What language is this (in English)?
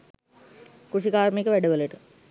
Sinhala